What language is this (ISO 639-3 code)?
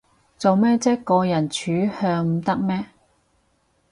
yue